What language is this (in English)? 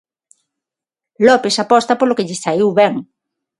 Galician